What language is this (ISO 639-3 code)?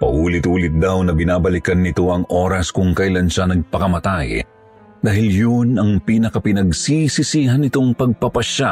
fil